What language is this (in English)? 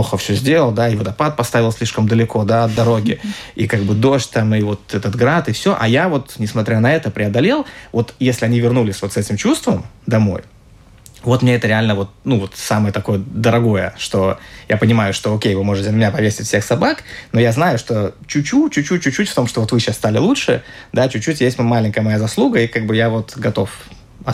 Russian